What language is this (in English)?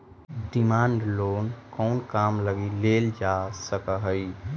Magahi